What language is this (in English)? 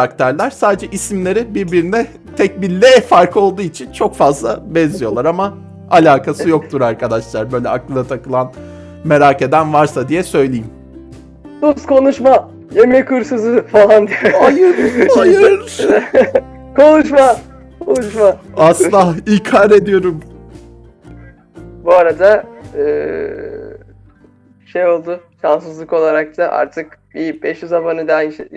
Turkish